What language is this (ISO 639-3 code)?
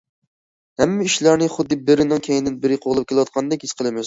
uig